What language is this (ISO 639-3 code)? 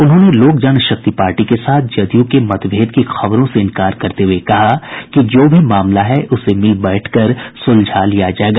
hin